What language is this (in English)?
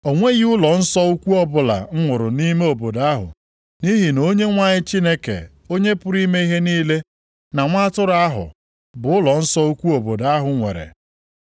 Igbo